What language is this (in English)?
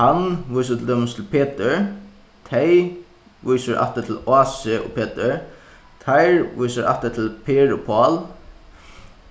Faroese